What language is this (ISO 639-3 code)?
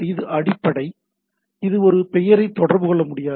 tam